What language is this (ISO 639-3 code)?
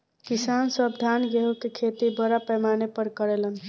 bho